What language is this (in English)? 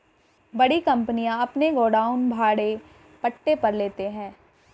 Hindi